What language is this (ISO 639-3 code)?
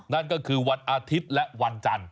tha